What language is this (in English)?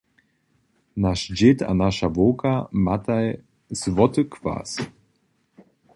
Upper Sorbian